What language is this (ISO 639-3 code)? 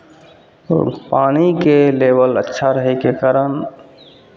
mai